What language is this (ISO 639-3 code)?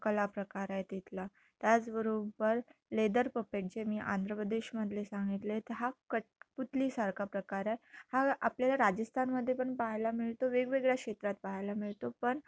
mar